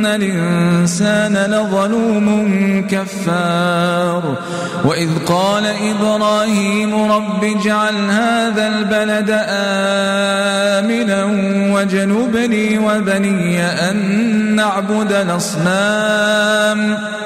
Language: Arabic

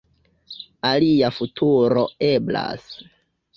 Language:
Esperanto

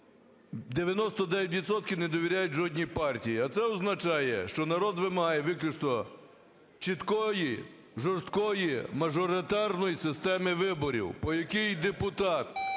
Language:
Ukrainian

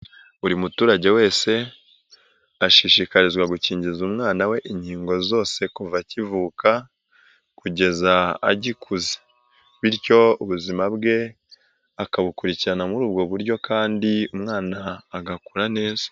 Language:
Kinyarwanda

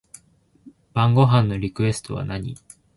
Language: Japanese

